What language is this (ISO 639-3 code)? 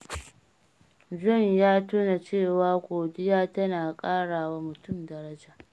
hau